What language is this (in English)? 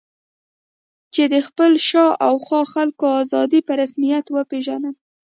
Pashto